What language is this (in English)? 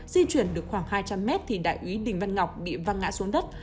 Vietnamese